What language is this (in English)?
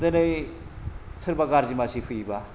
Bodo